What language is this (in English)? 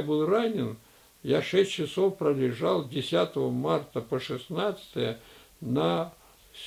Russian